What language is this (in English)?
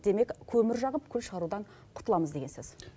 Kazakh